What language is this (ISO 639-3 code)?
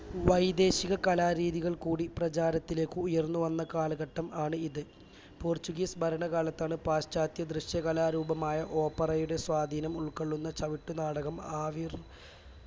mal